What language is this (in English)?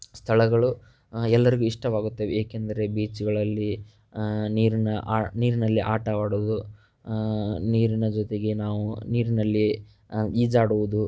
Kannada